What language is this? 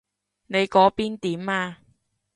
Cantonese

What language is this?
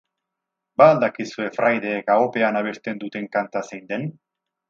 Basque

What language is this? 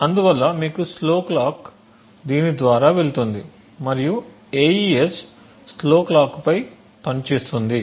Telugu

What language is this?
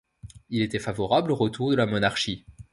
French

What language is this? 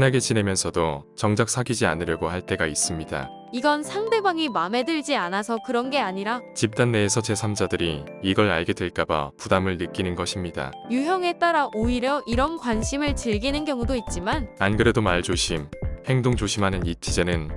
Korean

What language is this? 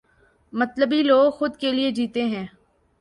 Urdu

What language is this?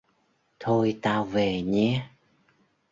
Vietnamese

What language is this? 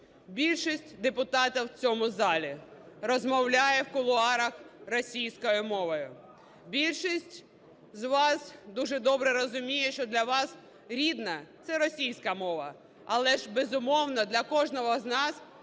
Ukrainian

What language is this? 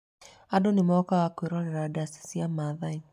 Kikuyu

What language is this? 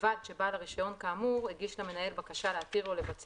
Hebrew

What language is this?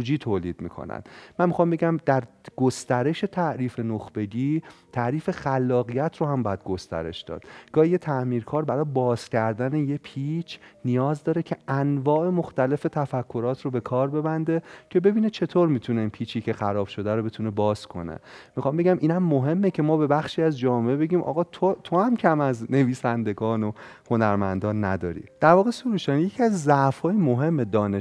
Persian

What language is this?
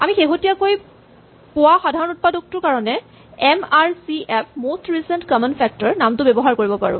Assamese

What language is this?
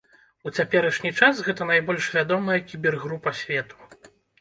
Belarusian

